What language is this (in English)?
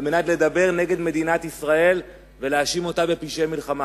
Hebrew